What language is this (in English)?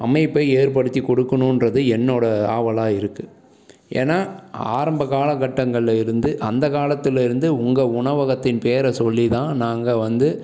Tamil